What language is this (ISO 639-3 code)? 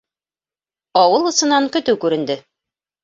bak